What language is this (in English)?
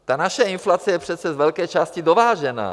Czech